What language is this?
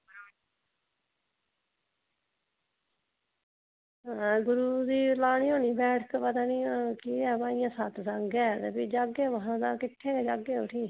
Dogri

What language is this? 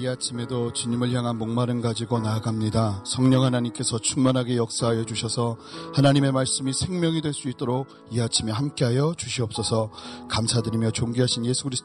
Korean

